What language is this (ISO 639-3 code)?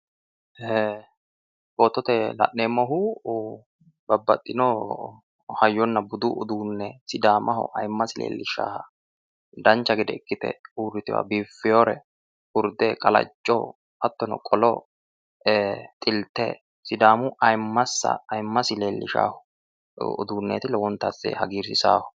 sid